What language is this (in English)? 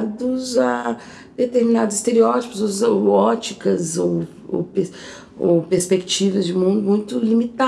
Portuguese